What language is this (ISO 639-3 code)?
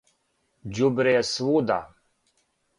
srp